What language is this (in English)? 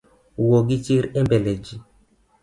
Luo (Kenya and Tanzania)